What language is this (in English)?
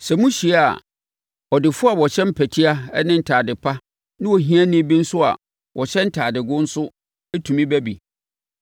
Akan